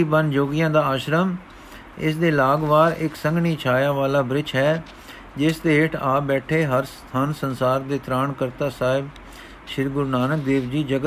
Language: Punjabi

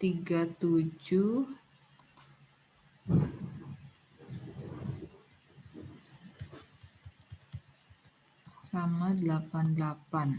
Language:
Indonesian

